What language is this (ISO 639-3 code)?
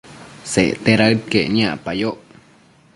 mcf